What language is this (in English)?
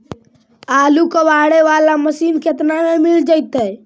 Magahi